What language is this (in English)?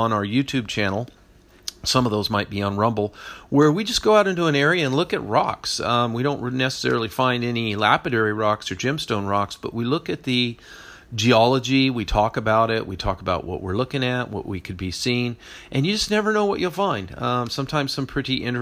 English